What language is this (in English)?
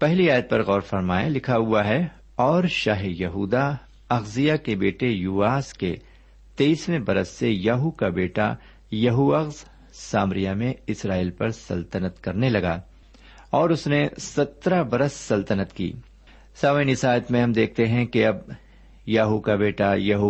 Urdu